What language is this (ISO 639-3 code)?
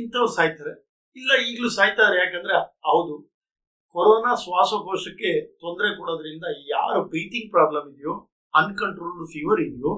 kan